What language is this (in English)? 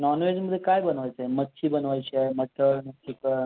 Marathi